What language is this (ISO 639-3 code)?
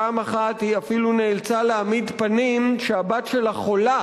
heb